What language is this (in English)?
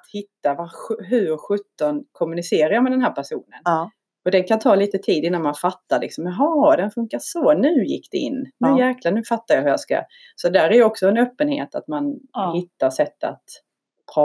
Swedish